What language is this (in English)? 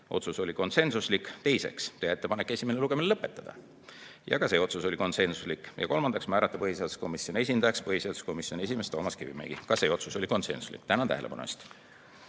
Estonian